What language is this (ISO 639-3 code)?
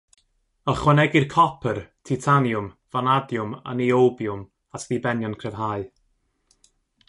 cym